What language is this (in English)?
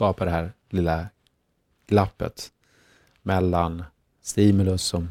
Swedish